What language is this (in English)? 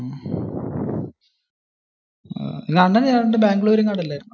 Malayalam